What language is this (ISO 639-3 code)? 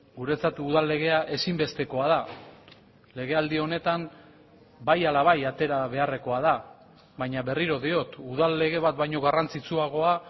eus